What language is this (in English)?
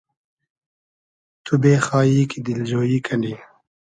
Hazaragi